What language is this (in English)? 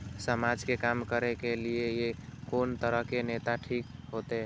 Maithili